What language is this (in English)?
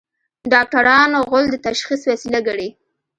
Pashto